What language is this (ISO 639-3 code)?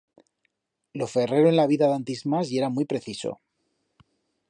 arg